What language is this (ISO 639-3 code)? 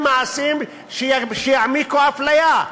heb